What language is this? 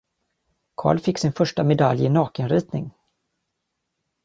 Swedish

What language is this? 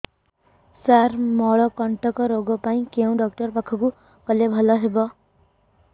Odia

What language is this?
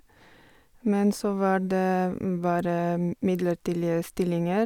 Norwegian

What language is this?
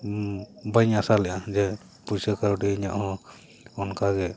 Santali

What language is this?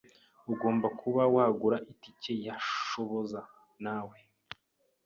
Kinyarwanda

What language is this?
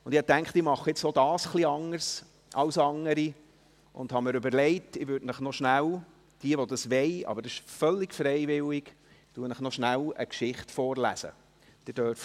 Swiss German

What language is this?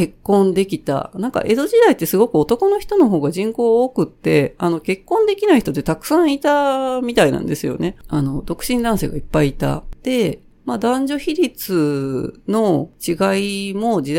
Japanese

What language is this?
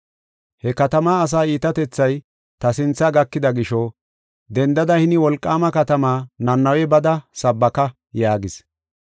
Gofa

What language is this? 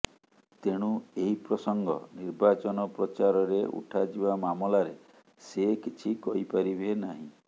Odia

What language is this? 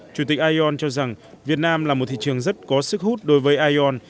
Vietnamese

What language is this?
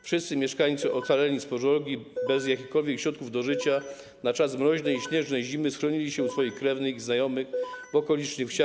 Polish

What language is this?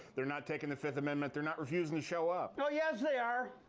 English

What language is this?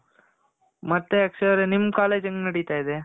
Kannada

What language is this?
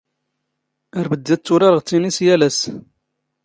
Standard Moroccan Tamazight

